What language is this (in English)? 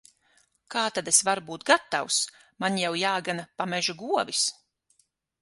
Latvian